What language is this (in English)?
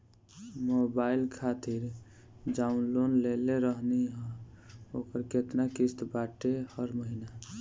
Bhojpuri